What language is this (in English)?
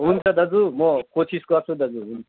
Nepali